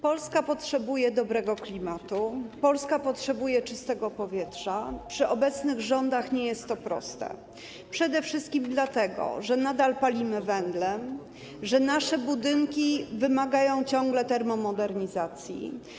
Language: Polish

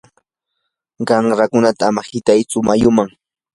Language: Yanahuanca Pasco Quechua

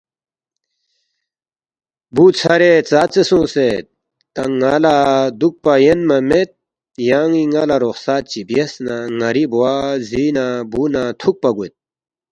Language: Balti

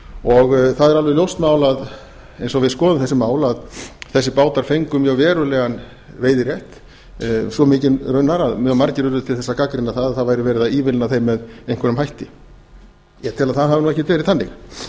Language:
Icelandic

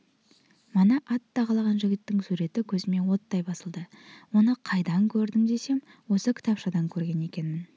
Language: Kazakh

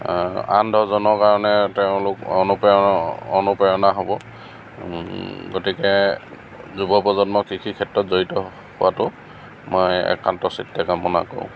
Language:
Assamese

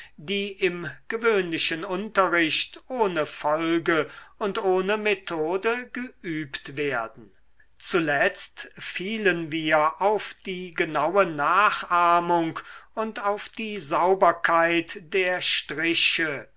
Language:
German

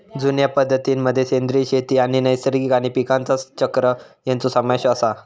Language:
Marathi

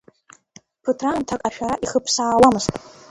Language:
Abkhazian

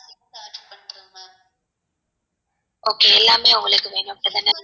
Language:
Tamil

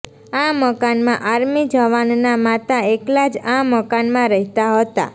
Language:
Gujarati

